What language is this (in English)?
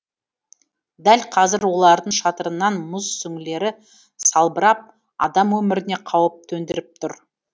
Kazakh